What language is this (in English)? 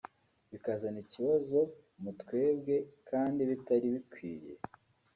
Kinyarwanda